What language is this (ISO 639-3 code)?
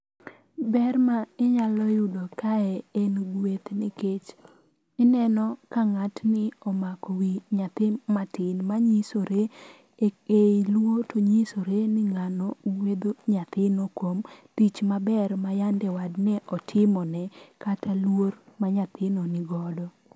luo